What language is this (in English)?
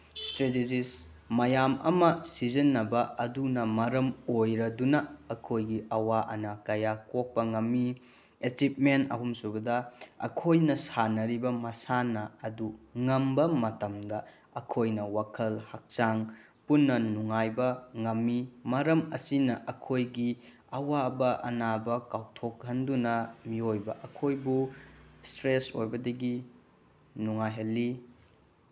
Manipuri